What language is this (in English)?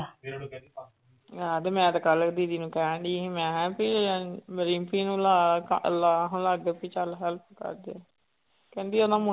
Punjabi